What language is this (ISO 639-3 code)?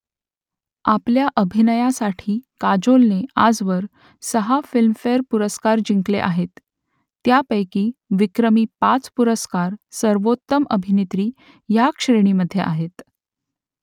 mar